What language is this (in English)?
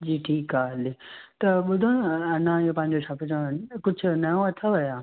Sindhi